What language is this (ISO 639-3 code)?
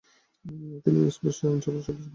ben